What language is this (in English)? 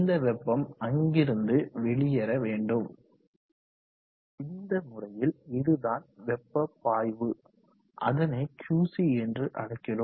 Tamil